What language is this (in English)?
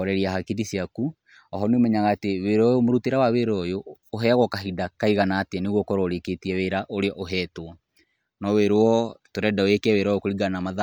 Kikuyu